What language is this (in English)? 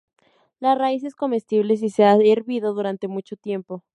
Spanish